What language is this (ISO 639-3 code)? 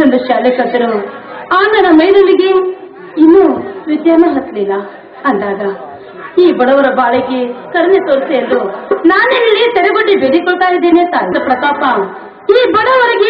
ara